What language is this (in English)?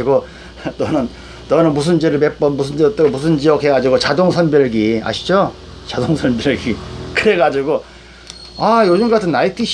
Korean